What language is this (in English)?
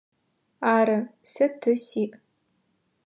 Adyghe